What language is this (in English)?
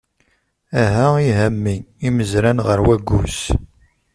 Kabyle